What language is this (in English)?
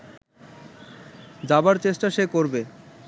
Bangla